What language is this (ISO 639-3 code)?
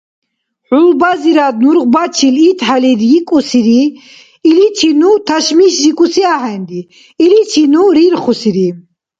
dar